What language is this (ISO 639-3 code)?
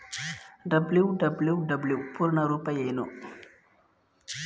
kan